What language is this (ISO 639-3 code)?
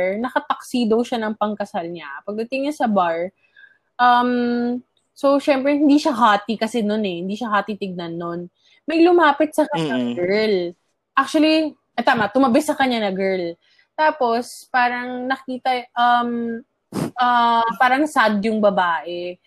fil